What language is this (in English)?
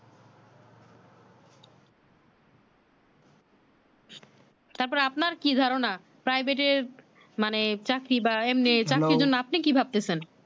Bangla